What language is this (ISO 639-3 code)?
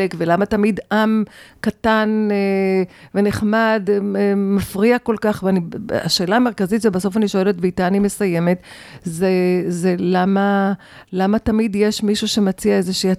heb